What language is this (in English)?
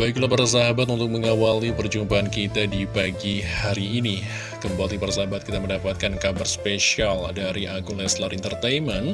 Indonesian